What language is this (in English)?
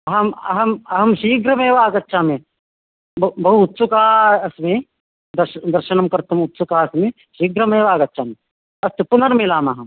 Sanskrit